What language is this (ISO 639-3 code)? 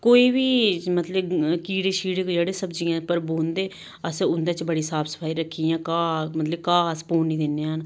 doi